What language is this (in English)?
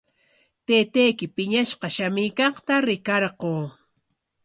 Corongo Ancash Quechua